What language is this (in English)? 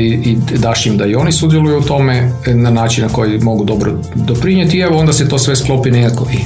Croatian